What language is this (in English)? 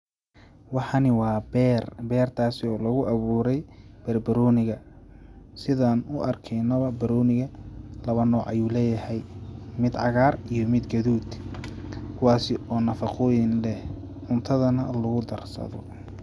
Somali